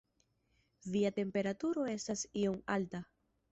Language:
Esperanto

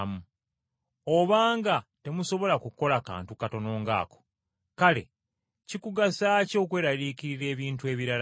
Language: Ganda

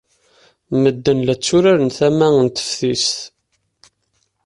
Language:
Kabyle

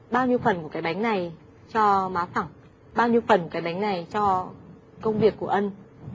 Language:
Vietnamese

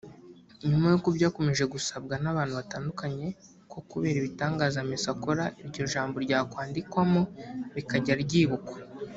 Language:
Kinyarwanda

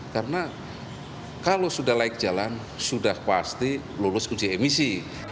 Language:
Indonesian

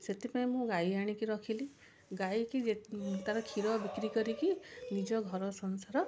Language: Odia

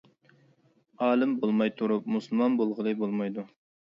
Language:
Uyghur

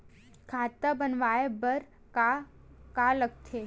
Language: Chhattisgarhi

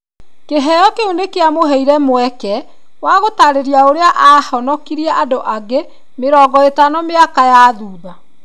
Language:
Kikuyu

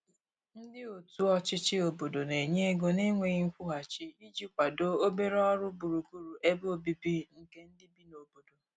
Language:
Igbo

